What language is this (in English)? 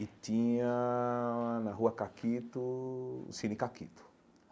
Portuguese